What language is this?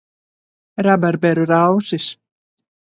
Latvian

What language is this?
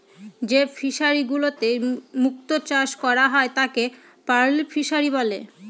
Bangla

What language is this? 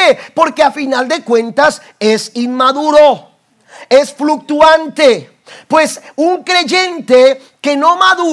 Spanish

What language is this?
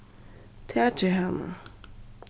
Faroese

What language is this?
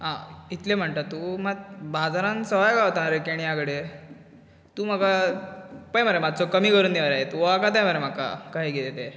Konkani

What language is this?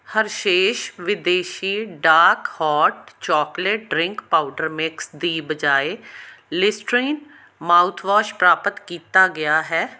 Punjabi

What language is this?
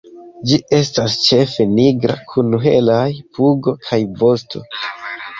Esperanto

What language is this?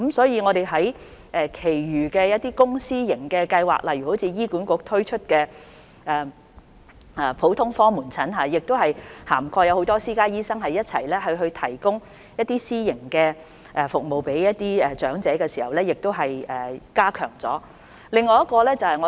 Cantonese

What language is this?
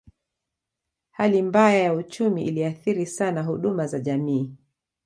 Swahili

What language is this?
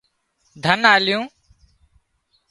Wadiyara Koli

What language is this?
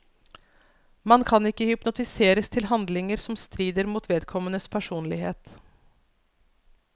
Norwegian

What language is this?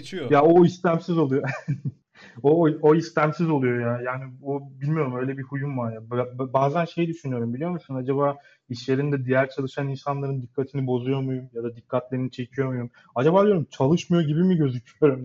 Turkish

